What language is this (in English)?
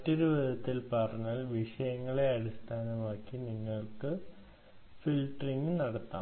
Malayalam